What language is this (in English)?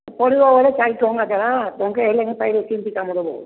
Odia